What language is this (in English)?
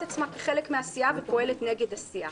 Hebrew